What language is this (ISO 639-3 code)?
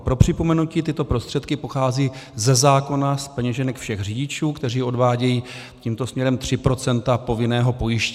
ces